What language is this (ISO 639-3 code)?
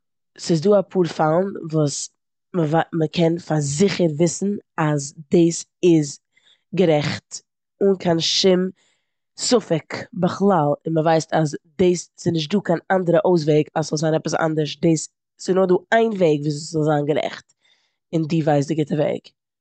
yid